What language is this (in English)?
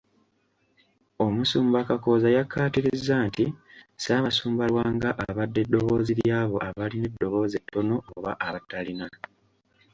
Ganda